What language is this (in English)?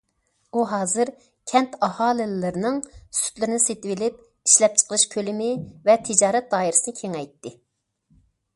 Uyghur